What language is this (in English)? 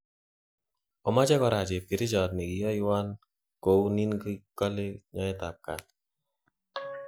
Kalenjin